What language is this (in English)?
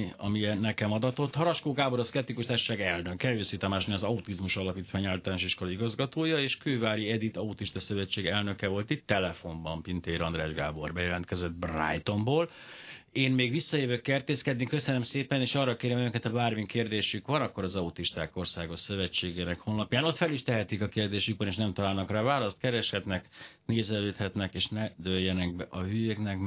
Hungarian